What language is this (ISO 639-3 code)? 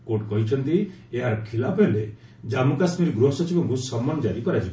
ori